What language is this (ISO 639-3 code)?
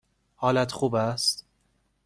fas